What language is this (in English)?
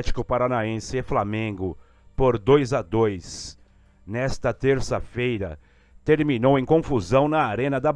Portuguese